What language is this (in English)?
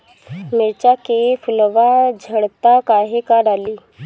Bhojpuri